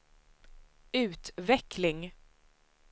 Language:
Swedish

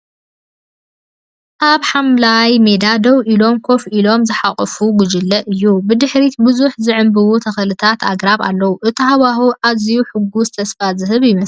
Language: Tigrinya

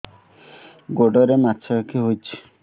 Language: Odia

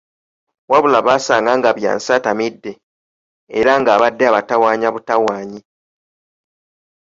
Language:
Ganda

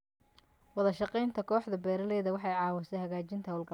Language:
Somali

